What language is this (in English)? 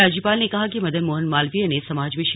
Hindi